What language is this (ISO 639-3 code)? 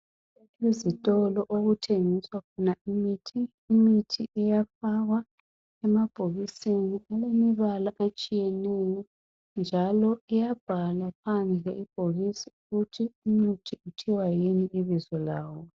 nde